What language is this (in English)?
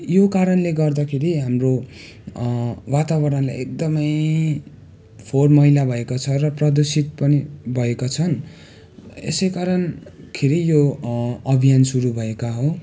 Nepali